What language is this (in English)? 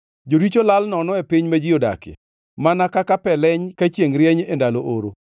Luo (Kenya and Tanzania)